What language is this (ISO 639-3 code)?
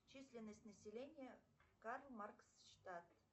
rus